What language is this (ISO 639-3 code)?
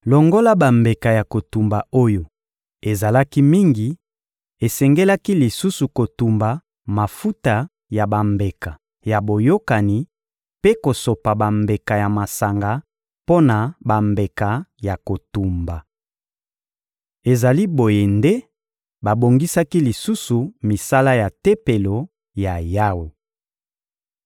lin